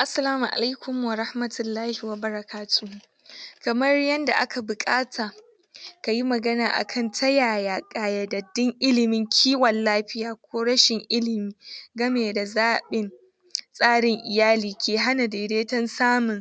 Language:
Hausa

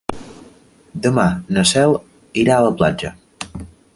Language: Catalan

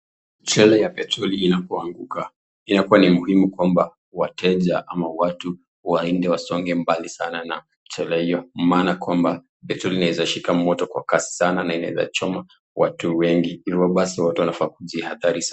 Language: Swahili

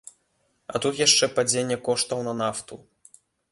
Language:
Belarusian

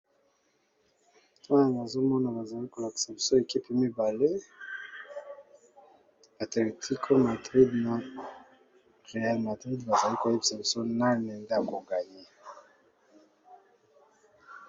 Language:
Lingala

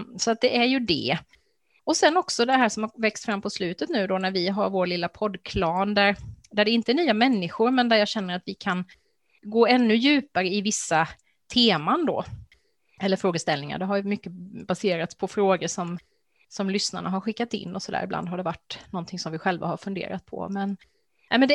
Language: Swedish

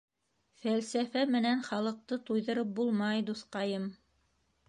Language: Bashkir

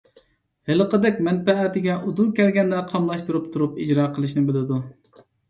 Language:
Uyghur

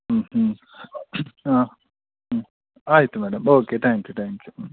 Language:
Kannada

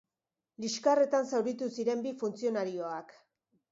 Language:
Basque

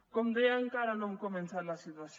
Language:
Catalan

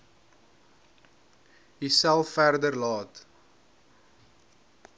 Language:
Afrikaans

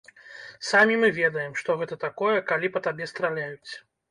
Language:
Belarusian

